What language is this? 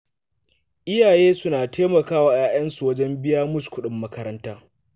Hausa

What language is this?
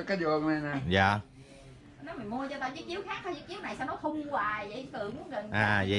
Vietnamese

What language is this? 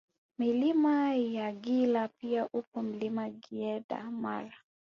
Swahili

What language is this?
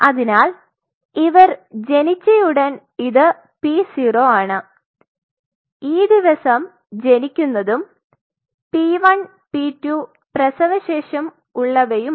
Malayalam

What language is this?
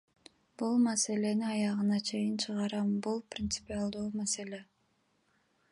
Kyrgyz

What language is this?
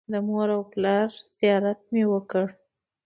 Pashto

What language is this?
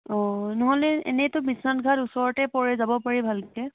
Assamese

